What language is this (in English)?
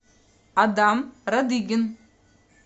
Russian